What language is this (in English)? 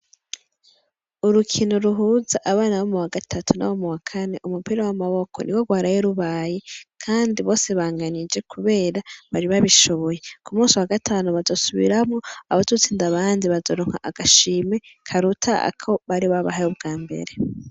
Rundi